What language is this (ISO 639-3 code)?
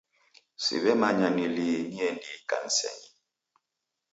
dav